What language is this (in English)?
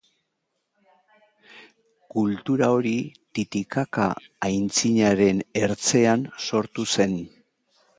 Basque